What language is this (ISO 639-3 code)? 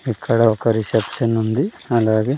tel